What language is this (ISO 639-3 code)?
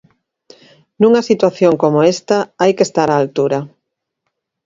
glg